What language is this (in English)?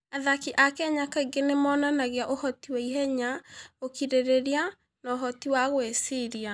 Kikuyu